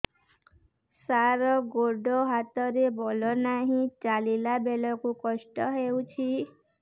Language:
Odia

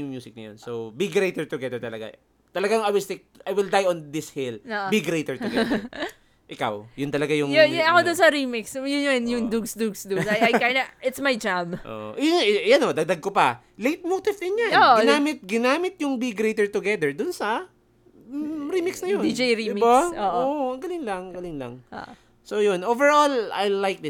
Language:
Filipino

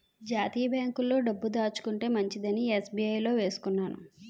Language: Telugu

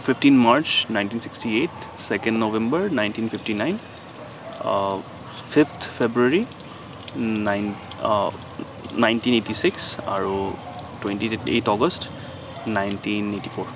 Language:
Assamese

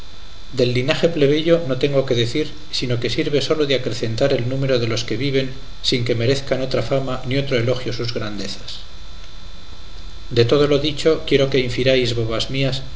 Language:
Spanish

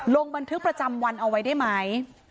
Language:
Thai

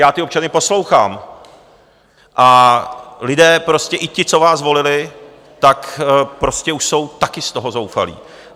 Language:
Czech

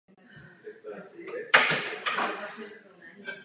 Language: Czech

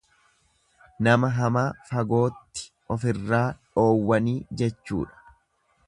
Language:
Oromo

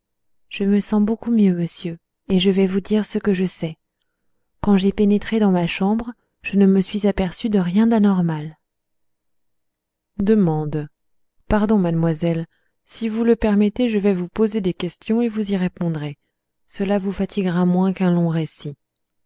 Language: French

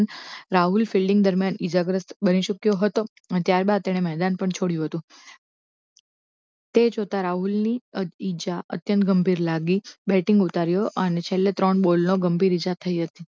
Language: Gujarati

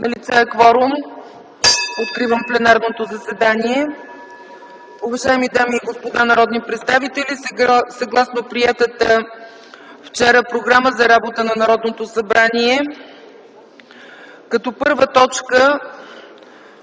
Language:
Bulgarian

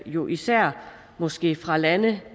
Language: Danish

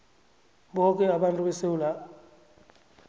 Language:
South Ndebele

